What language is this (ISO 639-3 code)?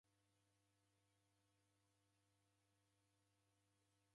dav